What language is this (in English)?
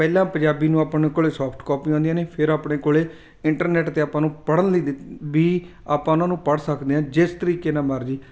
Punjabi